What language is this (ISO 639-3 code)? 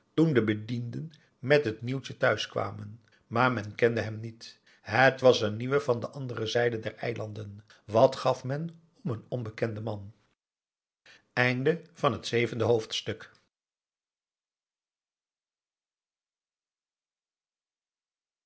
nld